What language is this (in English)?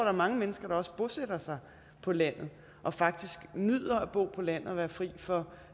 Danish